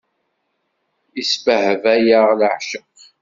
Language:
Kabyle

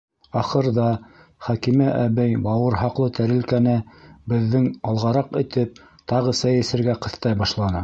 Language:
Bashkir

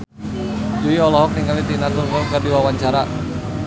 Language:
Sundanese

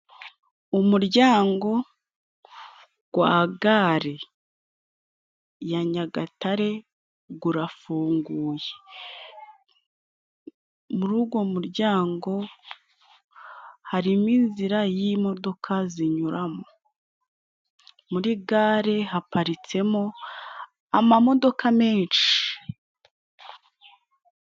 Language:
Kinyarwanda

